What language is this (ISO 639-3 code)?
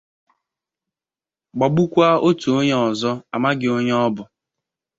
ibo